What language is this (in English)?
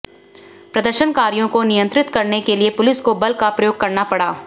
Hindi